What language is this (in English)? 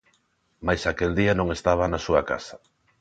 Galician